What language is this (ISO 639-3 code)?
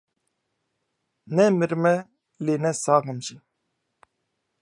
kur